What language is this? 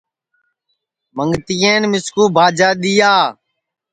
Sansi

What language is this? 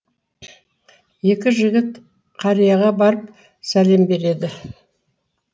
Kazakh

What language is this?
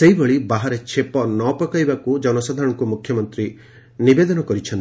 Odia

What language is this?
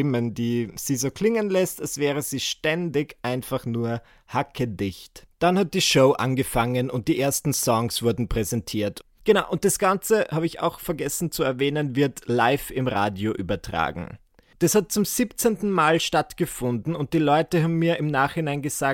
German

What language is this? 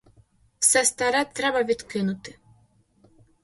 Ukrainian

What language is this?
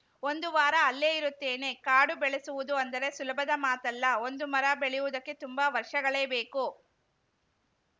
Kannada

